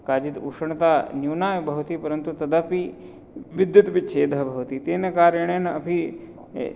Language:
Sanskrit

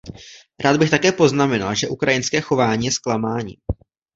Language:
Czech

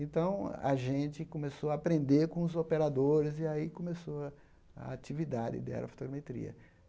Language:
Portuguese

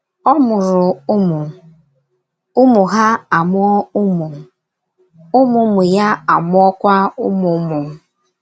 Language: Igbo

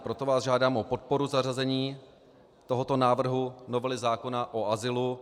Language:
Czech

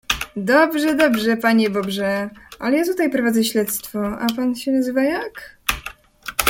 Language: Polish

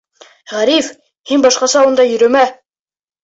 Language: Bashkir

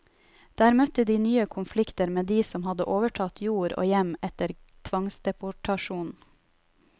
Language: Norwegian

